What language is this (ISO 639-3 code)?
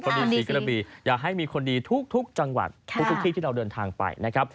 tha